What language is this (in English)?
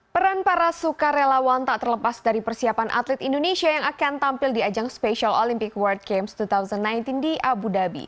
Indonesian